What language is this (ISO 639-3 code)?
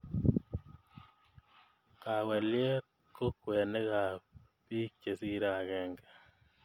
kln